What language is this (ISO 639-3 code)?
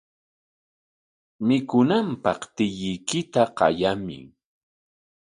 qwa